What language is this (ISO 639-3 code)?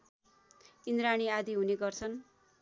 nep